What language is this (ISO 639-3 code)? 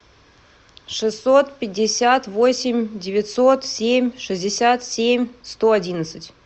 rus